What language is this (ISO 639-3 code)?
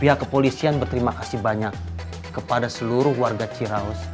ind